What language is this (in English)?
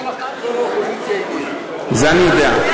Hebrew